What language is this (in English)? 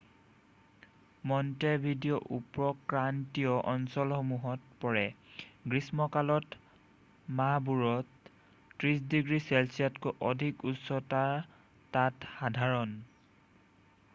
Assamese